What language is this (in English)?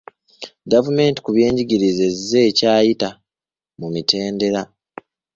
Ganda